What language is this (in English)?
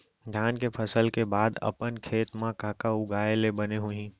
Chhattisgarhi